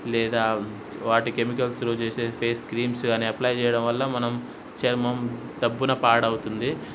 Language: Telugu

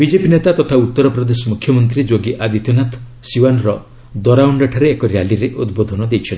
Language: Odia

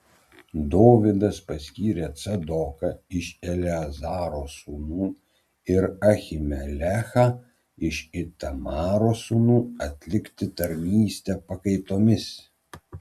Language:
Lithuanian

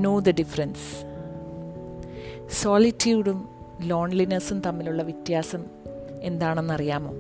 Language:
Malayalam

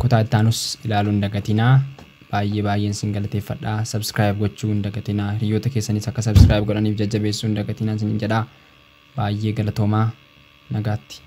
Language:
Indonesian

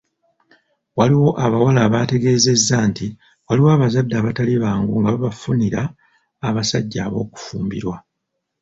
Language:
Ganda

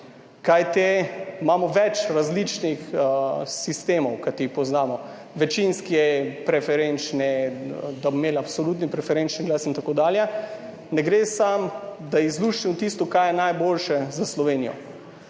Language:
Slovenian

